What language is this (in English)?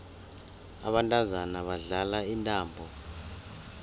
South Ndebele